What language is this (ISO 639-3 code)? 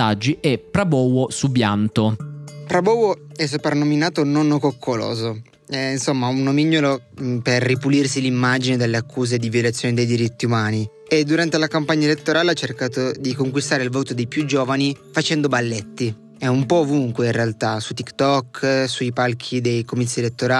ita